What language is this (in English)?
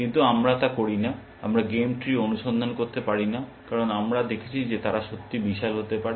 Bangla